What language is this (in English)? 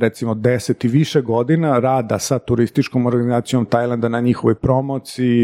Croatian